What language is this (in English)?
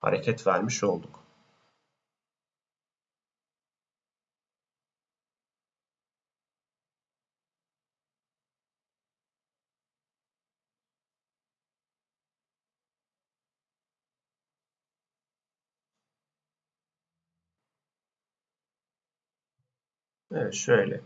Turkish